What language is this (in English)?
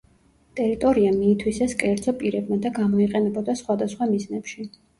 Georgian